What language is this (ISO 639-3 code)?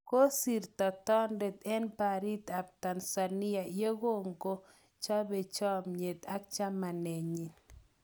kln